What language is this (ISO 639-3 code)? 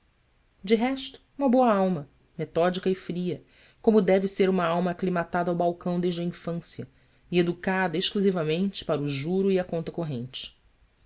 por